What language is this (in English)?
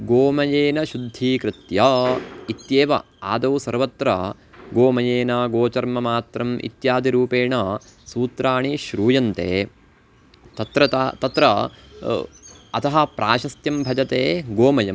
Sanskrit